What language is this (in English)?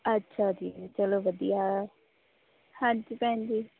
Punjabi